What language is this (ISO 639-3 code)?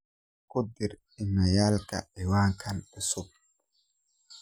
som